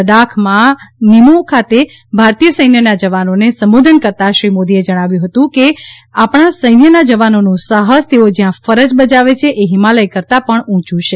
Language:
Gujarati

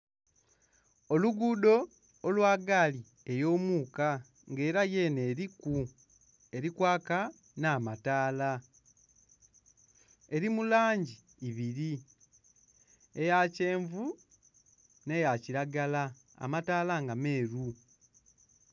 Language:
Soga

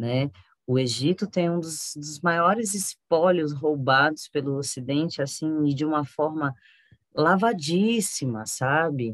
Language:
Portuguese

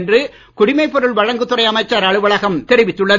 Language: Tamil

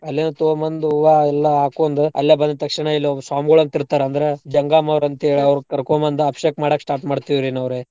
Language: Kannada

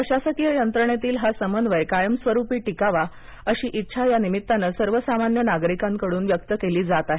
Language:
Marathi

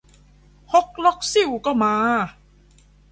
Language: Thai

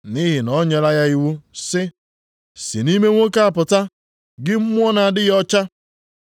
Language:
Igbo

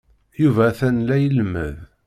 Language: Kabyle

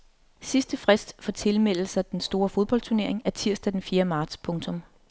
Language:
Danish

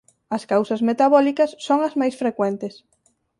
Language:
Galician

